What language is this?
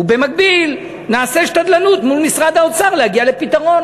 Hebrew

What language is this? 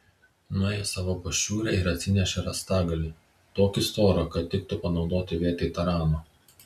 Lithuanian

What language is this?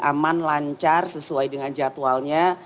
Indonesian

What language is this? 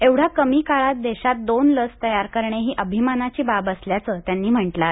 Marathi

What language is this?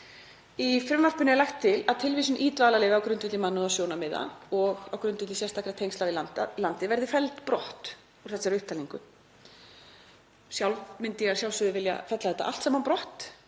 Icelandic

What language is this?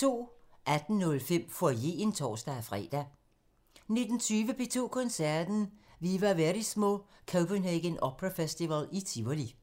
Danish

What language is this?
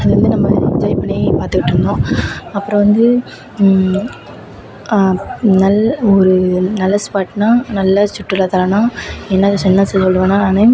Tamil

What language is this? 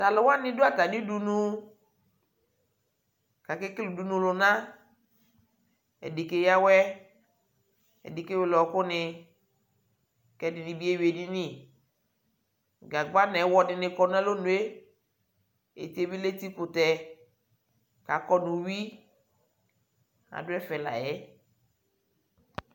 Ikposo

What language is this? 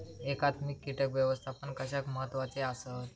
Marathi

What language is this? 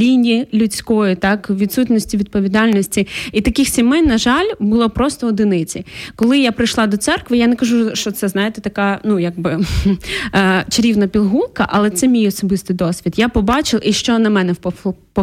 Ukrainian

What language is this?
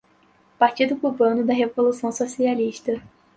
Portuguese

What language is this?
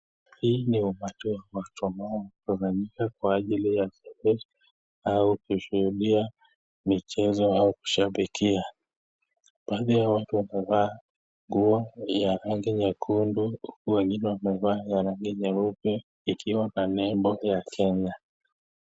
Swahili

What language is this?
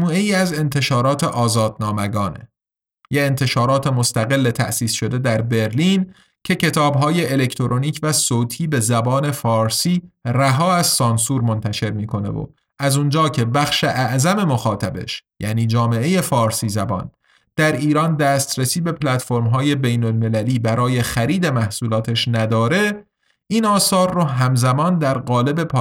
Persian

